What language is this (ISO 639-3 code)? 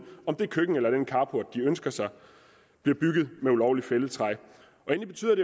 dan